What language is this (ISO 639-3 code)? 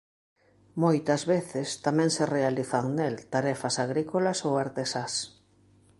glg